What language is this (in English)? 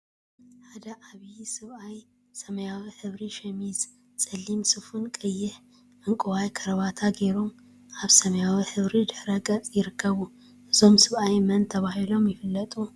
Tigrinya